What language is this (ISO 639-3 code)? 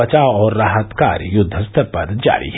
hin